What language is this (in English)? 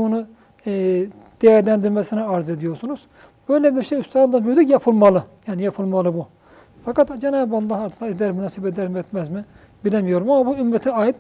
Turkish